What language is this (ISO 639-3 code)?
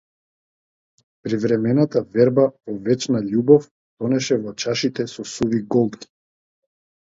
mkd